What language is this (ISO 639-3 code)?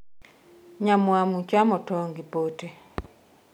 luo